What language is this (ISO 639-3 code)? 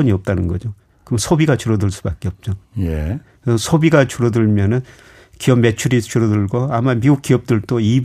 kor